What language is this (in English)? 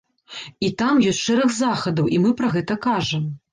Belarusian